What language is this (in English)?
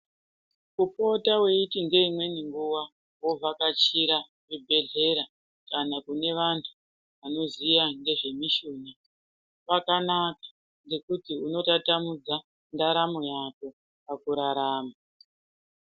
Ndau